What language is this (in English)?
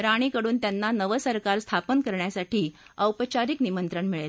Marathi